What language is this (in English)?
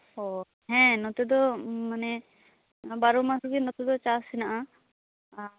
Santali